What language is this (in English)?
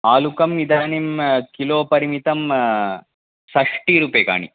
Sanskrit